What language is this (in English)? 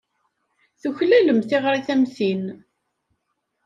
Kabyle